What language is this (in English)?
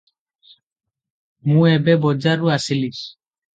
Odia